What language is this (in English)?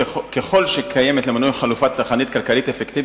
Hebrew